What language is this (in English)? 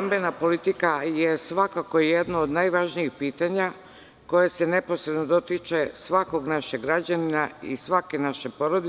Serbian